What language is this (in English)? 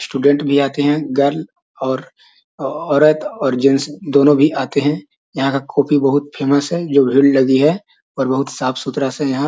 Magahi